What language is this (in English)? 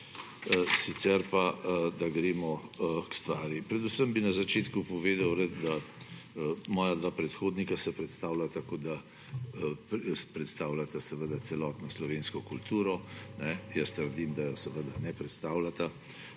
Slovenian